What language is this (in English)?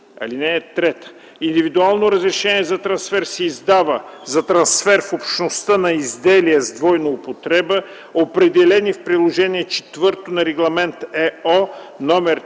Bulgarian